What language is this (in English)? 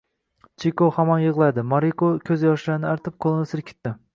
Uzbek